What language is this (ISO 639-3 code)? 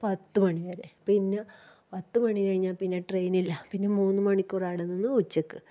mal